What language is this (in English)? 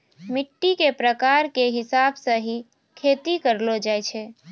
Maithili